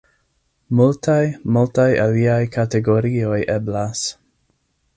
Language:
Esperanto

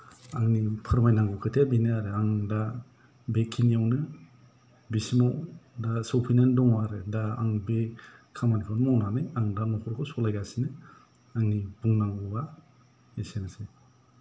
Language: Bodo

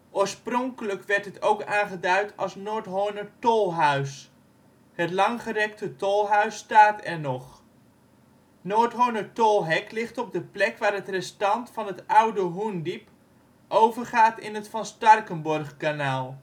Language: Dutch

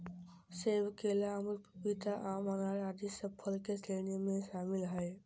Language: Magahi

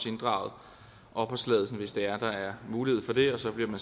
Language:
Danish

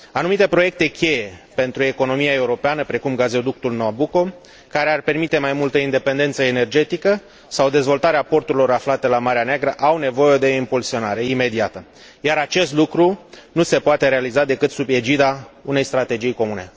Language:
Romanian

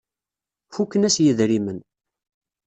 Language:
Kabyle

